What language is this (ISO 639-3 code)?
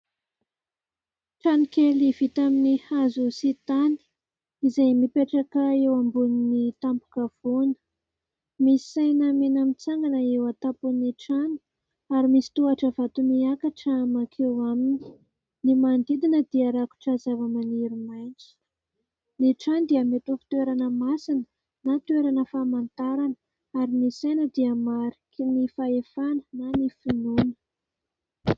mlg